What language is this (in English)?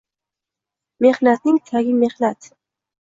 Uzbek